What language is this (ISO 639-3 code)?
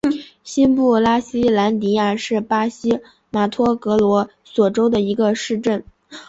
zho